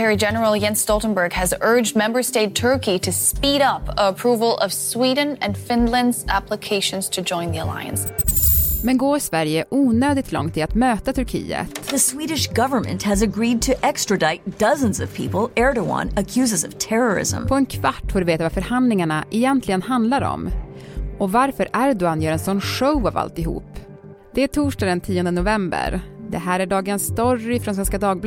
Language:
Swedish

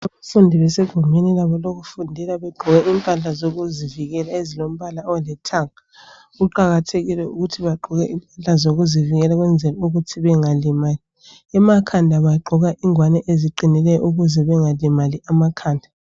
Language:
North Ndebele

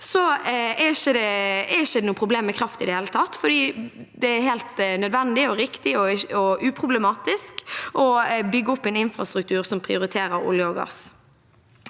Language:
Norwegian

